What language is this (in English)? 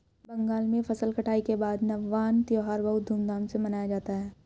Hindi